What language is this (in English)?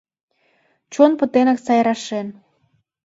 Mari